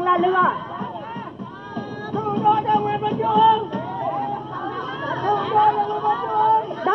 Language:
Vietnamese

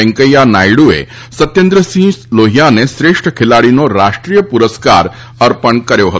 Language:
Gujarati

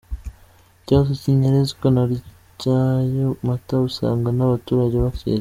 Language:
Kinyarwanda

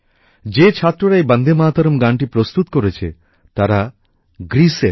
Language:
Bangla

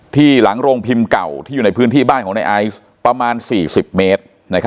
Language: Thai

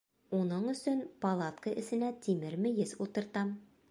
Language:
Bashkir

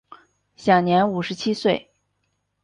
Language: Chinese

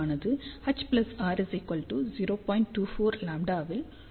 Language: Tamil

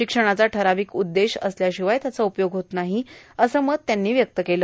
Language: Marathi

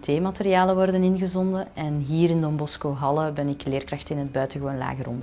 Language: Dutch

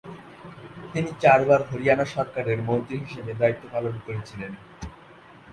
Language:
Bangla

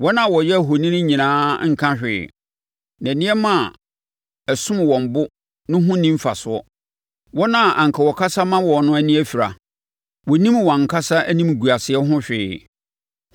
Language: Akan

